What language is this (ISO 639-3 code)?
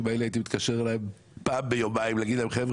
heb